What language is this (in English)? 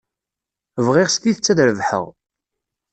Kabyle